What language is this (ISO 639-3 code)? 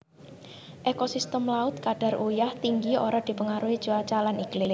jav